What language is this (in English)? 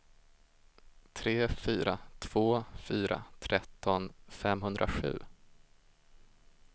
Swedish